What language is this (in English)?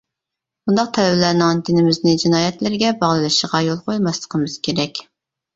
Uyghur